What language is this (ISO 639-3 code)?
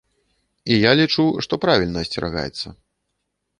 bel